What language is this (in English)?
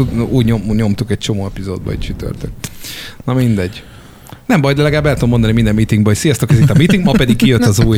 Hungarian